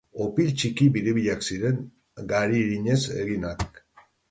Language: Basque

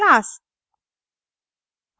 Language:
Hindi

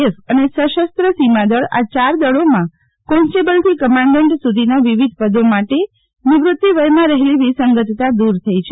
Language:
Gujarati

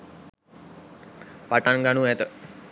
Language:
Sinhala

